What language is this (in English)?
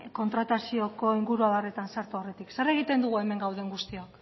Basque